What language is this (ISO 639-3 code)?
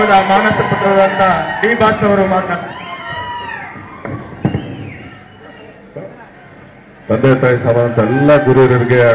kan